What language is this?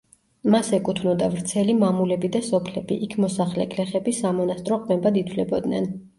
Georgian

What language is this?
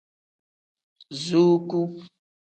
Tem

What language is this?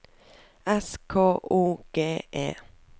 Norwegian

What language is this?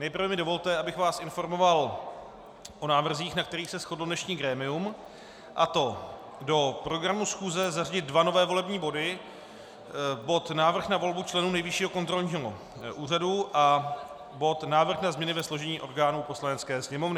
Czech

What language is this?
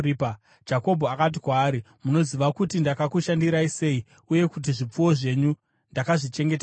Shona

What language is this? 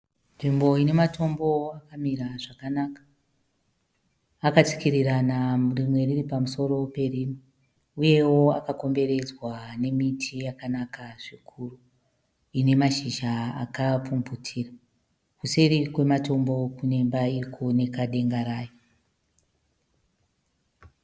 Shona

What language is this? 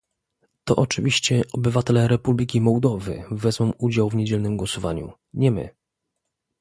Polish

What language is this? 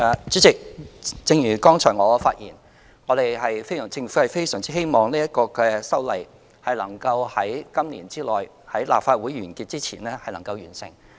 Cantonese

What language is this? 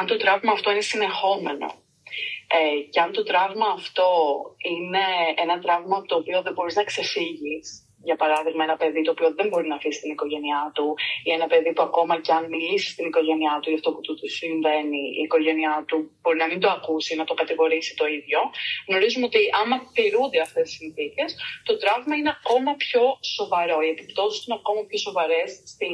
Greek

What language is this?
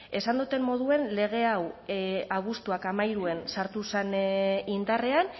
Basque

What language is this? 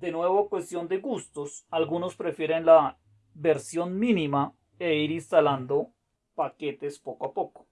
Spanish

